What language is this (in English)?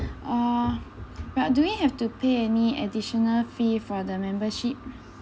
English